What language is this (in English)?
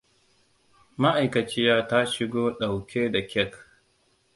Hausa